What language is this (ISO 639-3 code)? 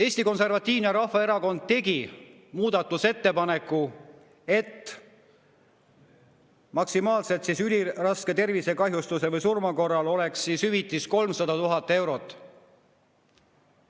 est